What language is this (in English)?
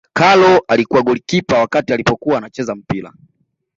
Swahili